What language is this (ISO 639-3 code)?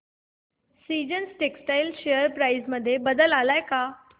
mar